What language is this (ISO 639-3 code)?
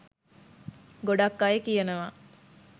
sin